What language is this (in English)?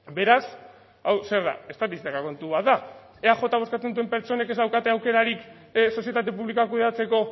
Basque